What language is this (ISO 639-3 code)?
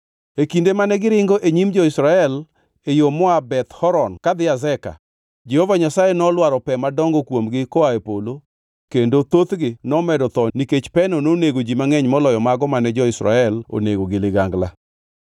luo